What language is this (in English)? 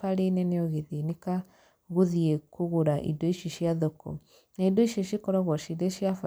Kikuyu